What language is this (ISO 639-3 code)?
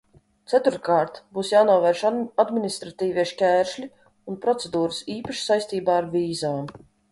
lav